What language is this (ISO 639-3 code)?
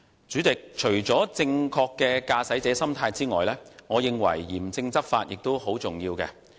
yue